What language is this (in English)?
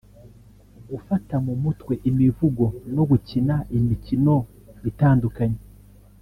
Kinyarwanda